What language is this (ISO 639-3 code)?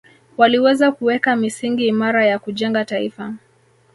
swa